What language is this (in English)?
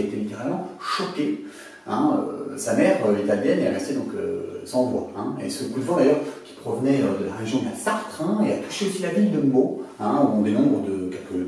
French